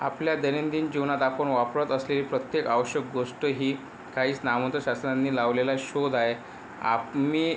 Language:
Marathi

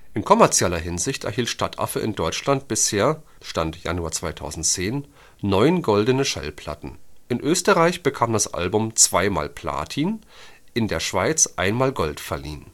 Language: German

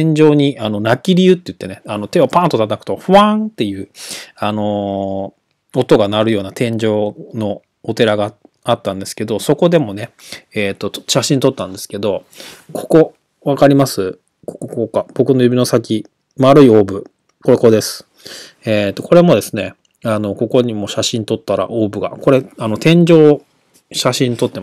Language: Japanese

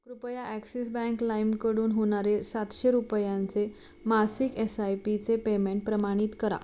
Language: Marathi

